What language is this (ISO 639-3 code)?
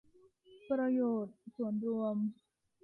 tha